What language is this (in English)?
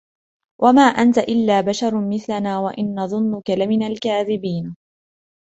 Arabic